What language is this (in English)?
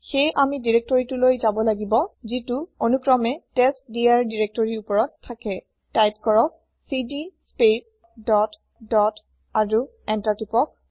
Assamese